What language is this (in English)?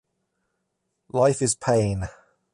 English